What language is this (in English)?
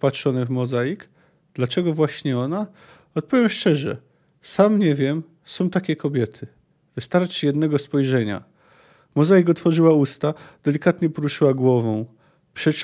Polish